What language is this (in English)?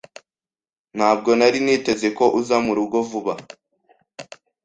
Kinyarwanda